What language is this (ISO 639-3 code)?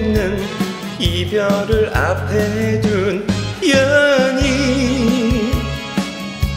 kor